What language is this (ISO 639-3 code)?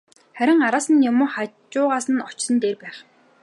mon